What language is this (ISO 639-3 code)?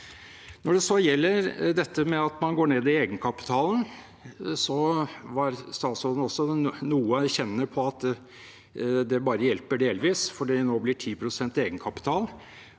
nor